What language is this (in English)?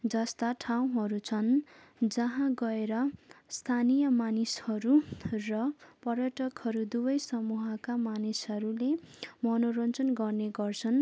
Nepali